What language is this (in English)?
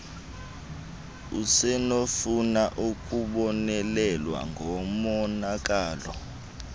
Xhosa